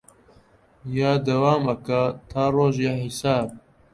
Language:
Central Kurdish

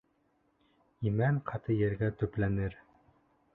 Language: Bashkir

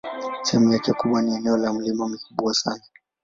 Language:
Swahili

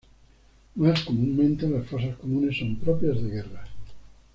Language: Spanish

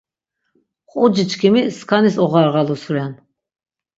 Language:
Laz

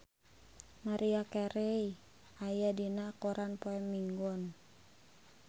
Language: Sundanese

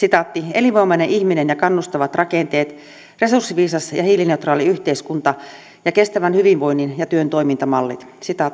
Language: Finnish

